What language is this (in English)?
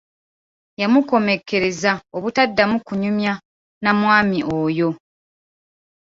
Ganda